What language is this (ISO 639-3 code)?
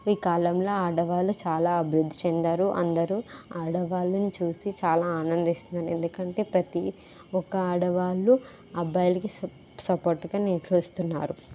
tel